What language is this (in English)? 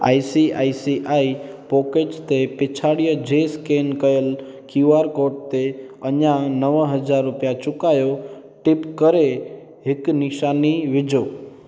Sindhi